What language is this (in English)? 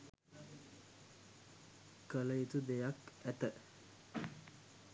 Sinhala